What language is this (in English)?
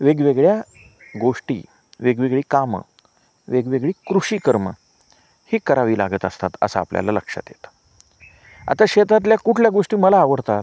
Marathi